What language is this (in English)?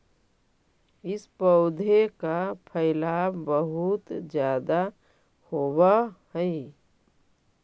Magahi